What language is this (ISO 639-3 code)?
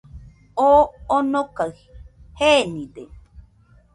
hux